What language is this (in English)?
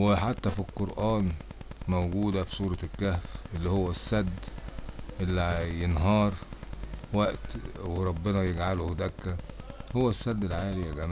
Arabic